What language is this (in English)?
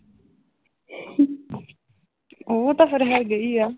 Punjabi